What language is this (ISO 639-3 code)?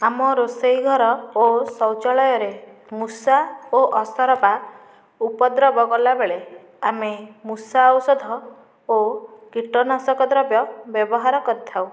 ori